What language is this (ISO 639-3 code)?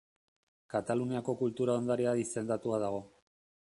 eus